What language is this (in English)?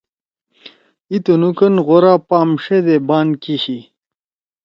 Torwali